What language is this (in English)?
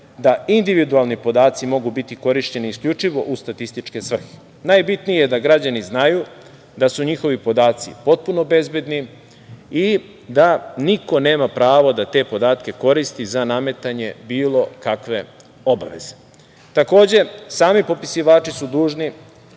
Serbian